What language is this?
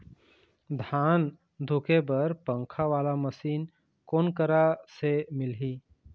Chhattisgarhi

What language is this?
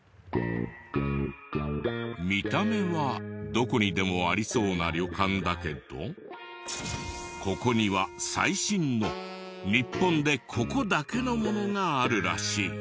Japanese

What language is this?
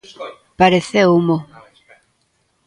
Galician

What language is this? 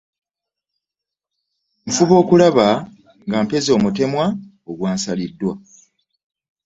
Ganda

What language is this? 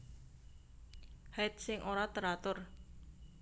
Javanese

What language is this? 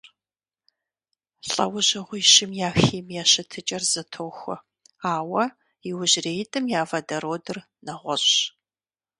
Kabardian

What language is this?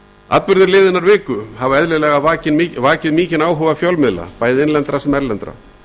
Icelandic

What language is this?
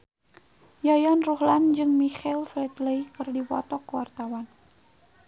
Sundanese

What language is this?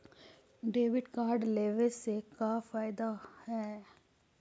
Magahi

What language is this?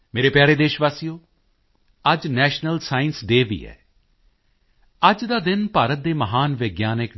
Punjabi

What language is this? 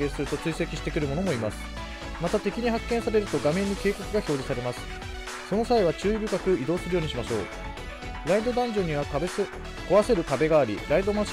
Japanese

